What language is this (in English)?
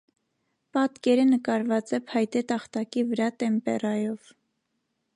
Armenian